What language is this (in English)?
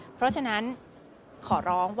Thai